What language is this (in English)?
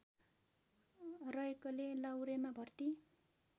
Nepali